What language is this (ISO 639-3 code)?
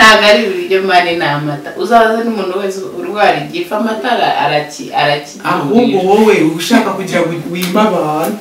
kor